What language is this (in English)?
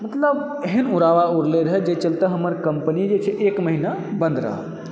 Maithili